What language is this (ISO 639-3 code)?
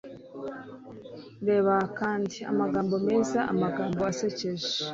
kin